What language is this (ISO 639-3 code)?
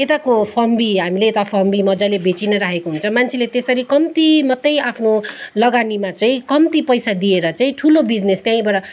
nep